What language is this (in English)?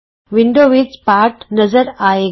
Punjabi